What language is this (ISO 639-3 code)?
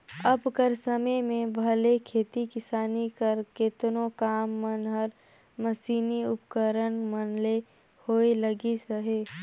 hne